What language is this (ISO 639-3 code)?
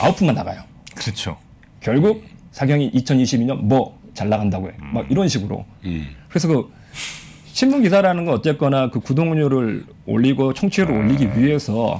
kor